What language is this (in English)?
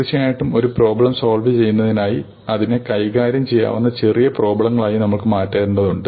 Malayalam